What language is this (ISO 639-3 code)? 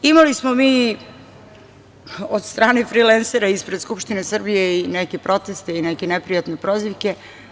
srp